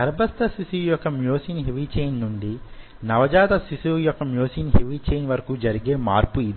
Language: Telugu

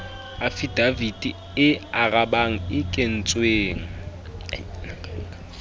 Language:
Southern Sotho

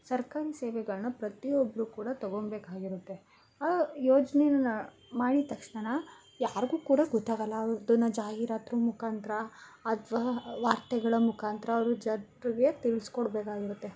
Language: Kannada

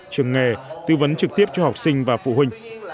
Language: Vietnamese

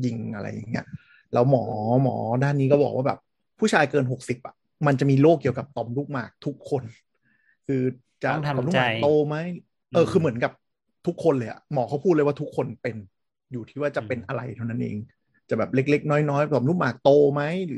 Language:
Thai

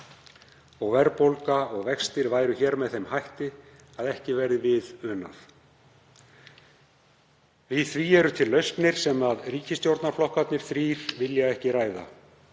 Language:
Icelandic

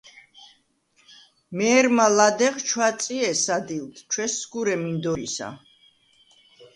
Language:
Svan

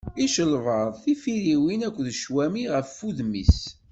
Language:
Kabyle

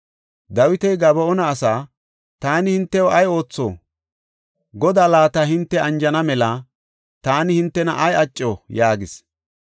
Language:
Gofa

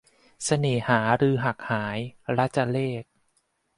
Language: Thai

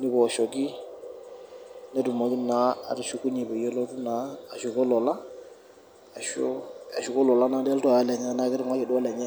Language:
Masai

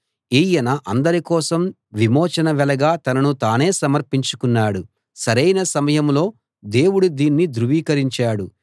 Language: Telugu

